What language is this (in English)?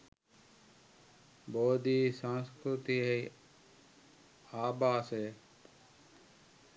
Sinhala